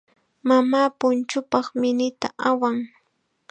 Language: Chiquián Ancash Quechua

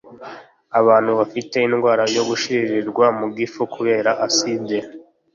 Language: Kinyarwanda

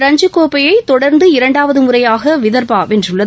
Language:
Tamil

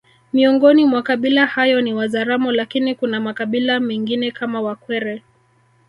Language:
Swahili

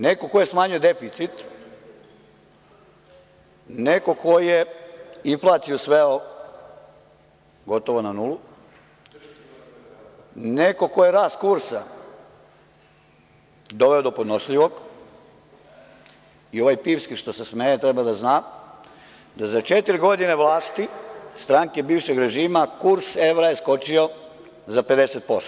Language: Serbian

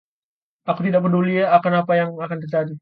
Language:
Indonesian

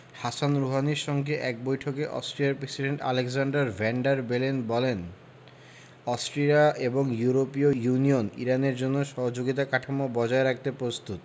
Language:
Bangla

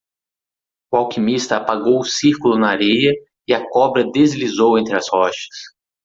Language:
Portuguese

